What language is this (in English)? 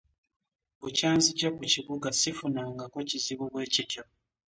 Ganda